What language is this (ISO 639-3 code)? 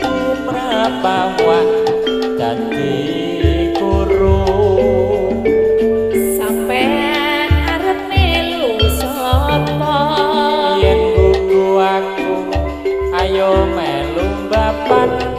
ind